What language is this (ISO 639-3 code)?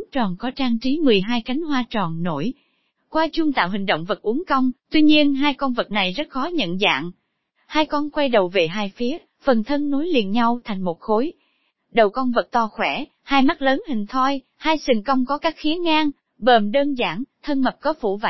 vie